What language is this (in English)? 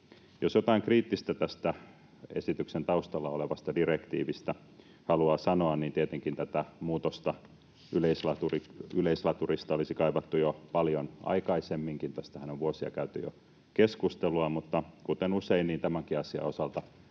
Finnish